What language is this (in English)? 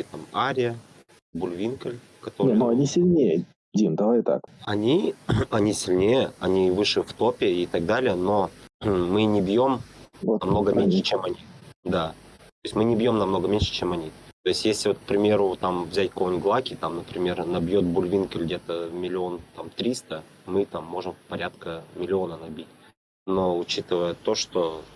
Russian